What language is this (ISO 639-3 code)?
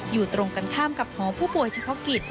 tha